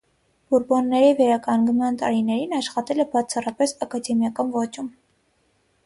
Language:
Armenian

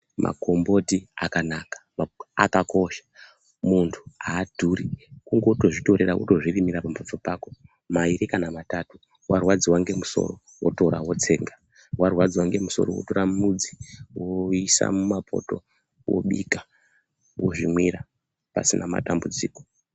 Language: Ndau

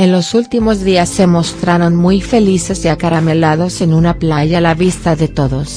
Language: Spanish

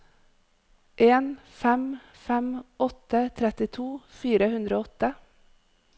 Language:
Norwegian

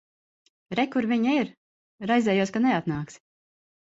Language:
Latvian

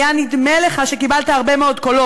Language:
Hebrew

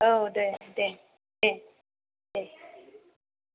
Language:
Bodo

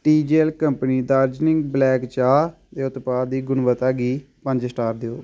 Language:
Dogri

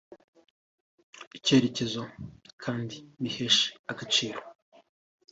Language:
Kinyarwanda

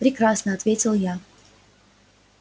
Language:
Russian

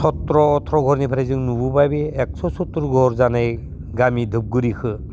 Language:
Bodo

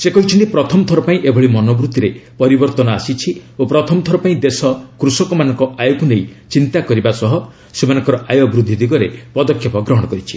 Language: Odia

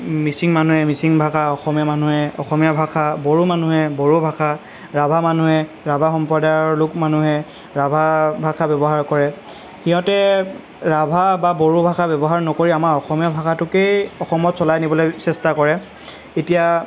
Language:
Assamese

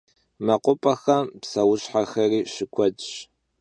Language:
Kabardian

